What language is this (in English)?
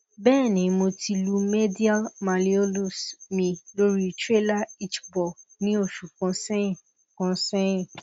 Yoruba